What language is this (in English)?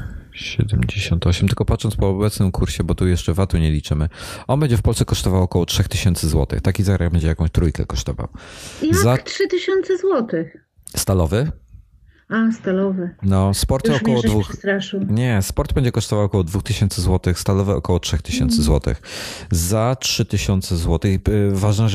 Polish